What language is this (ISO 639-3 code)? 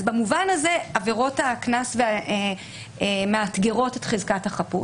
heb